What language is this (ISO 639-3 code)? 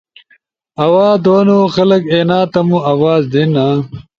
ush